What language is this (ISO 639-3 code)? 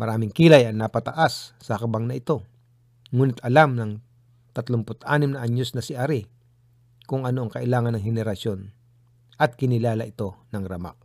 fil